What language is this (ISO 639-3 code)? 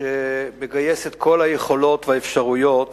heb